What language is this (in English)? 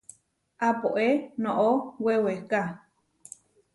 Huarijio